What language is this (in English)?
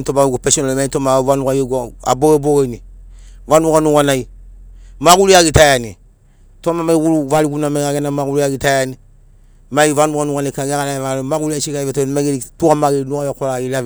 Sinaugoro